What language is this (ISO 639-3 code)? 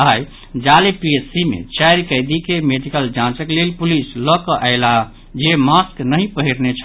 mai